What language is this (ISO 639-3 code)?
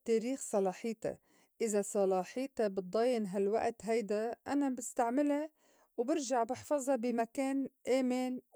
apc